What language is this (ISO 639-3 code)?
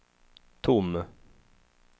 swe